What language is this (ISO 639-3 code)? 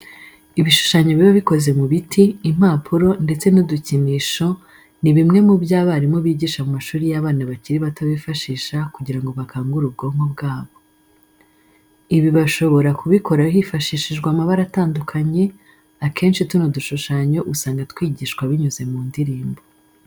kin